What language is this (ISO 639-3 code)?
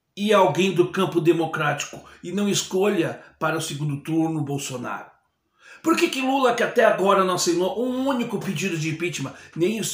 por